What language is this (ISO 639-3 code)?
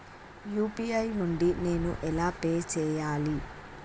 tel